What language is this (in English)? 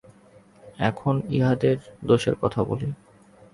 Bangla